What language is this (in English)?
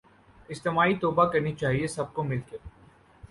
Urdu